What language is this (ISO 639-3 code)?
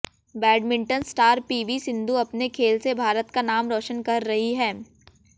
hin